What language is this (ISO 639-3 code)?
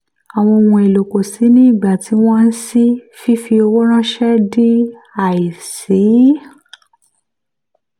yor